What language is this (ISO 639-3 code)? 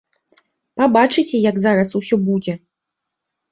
bel